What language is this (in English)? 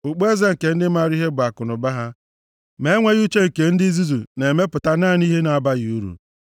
Igbo